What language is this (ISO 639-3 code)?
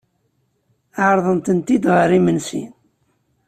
kab